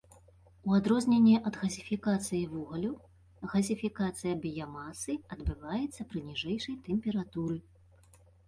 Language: Belarusian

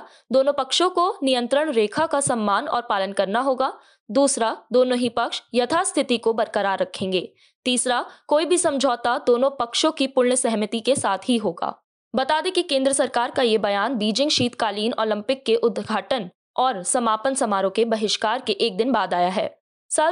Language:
Hindi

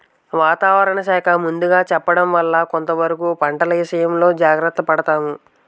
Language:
Telugu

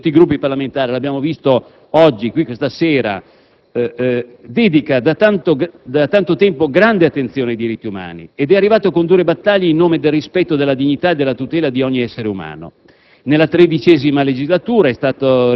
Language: Italian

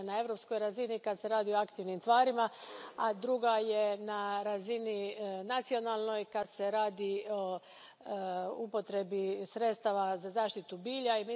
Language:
Croatian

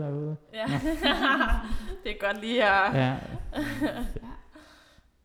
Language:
Danish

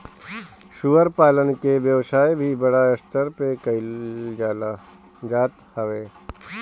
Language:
Bhojpuri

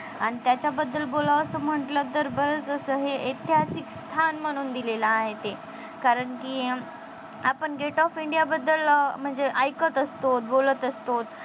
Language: Marathi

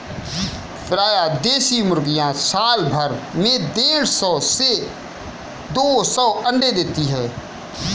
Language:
Hindi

